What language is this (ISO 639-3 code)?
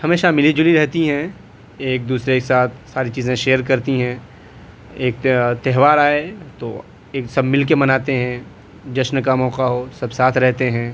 urd